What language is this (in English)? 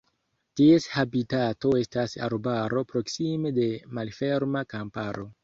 Esperanto